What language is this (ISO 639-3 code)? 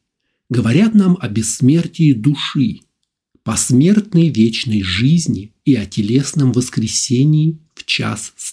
rus